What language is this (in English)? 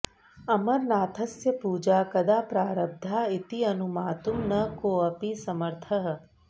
Sanskrit